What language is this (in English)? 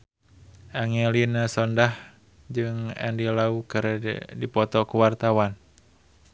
Sundanese